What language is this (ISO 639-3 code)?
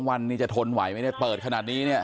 tha